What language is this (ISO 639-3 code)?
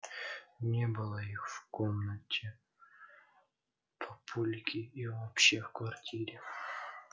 rus